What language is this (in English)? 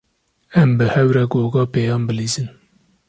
Kurdish